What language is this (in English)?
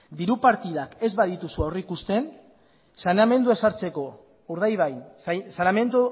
Basque